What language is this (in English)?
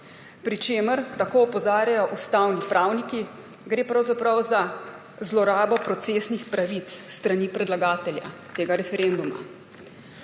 Slovenian